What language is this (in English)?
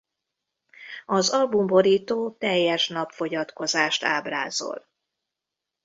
Hungarian